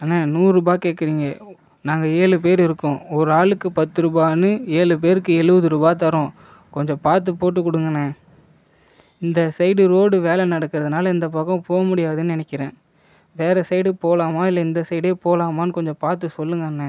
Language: Tamil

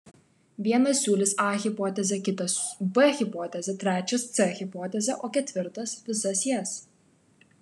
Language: Lithuanian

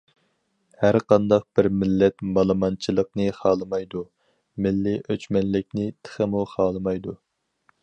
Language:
Uyghur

